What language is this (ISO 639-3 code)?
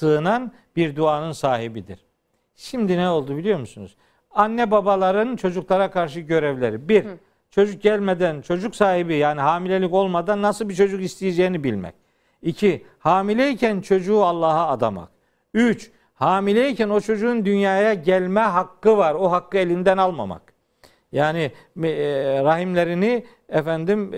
tur